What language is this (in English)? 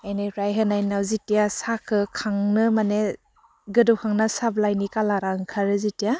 Bodo